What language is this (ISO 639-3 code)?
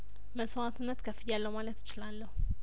amh